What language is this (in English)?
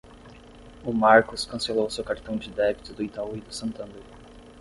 Portuguese